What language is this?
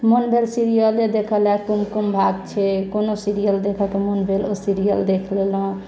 Maithili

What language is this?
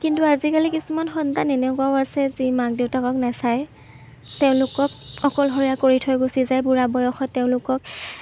Assamese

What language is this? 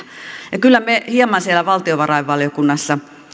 Finnish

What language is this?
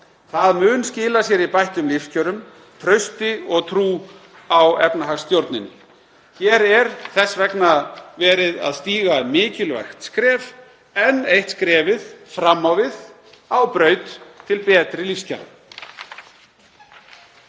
Icelandic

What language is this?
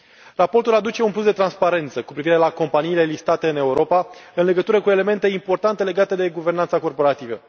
Romanian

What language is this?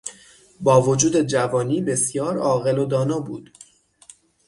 Persian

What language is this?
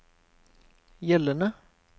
Norwegian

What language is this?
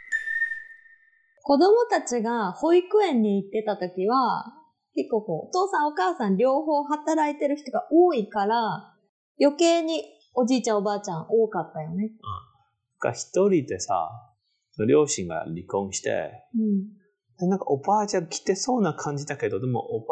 Japanese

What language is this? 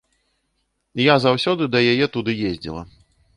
Belarusian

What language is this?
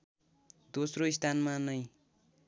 Nepali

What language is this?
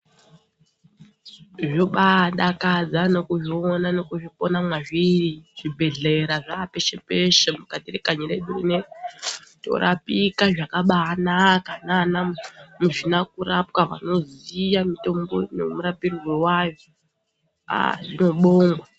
Ndau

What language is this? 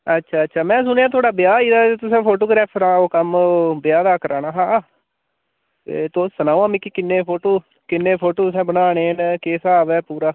Dogri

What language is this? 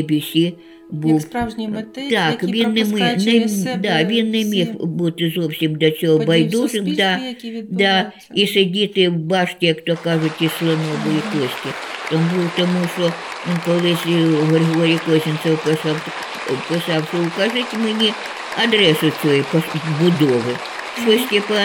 Ukrainian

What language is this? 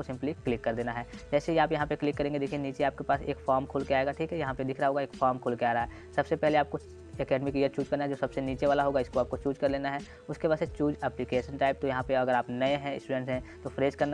Hindi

